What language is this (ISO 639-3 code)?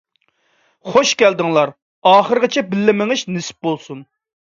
uig